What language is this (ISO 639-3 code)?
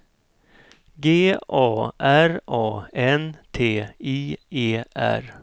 swe